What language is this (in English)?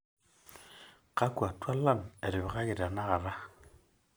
Masai